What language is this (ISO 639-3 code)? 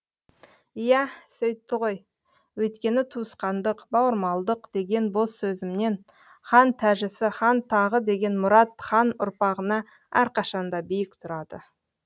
kaz